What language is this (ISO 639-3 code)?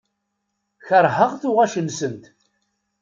kab